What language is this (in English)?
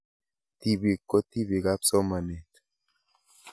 Kalenjin